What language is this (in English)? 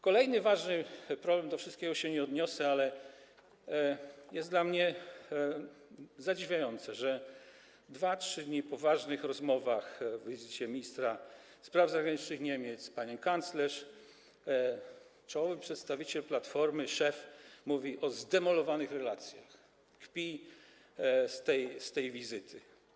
Polish